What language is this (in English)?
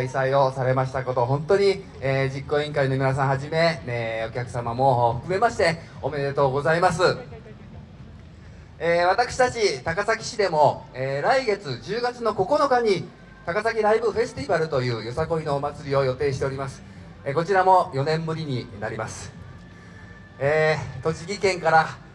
Japanese